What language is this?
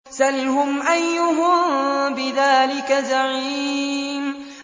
Arabic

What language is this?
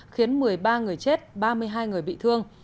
Vietnamese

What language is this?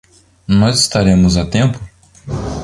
Portuguese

